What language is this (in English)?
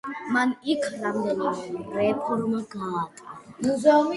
Georgian